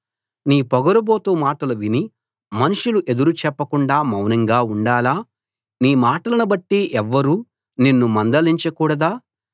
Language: Telugu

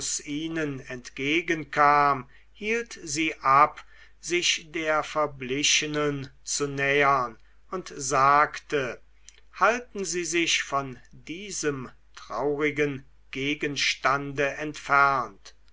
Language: German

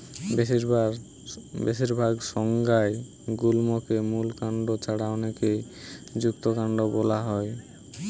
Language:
Bangla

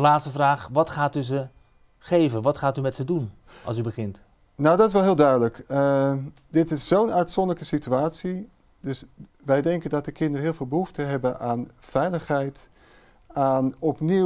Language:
Dutch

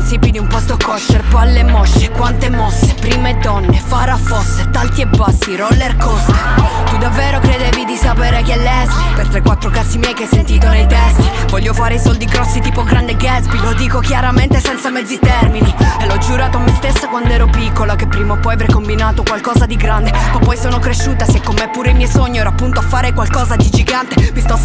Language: Italian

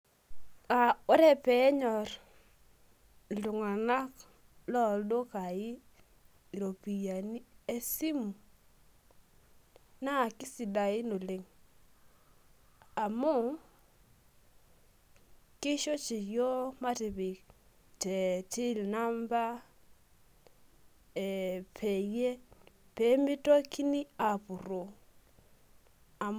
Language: Masai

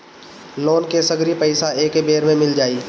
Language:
Bhojpuri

